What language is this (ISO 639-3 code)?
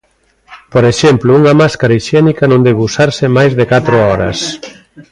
glg